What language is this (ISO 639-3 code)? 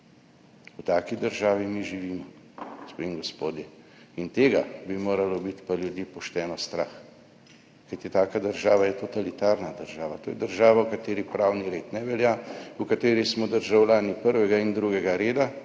slv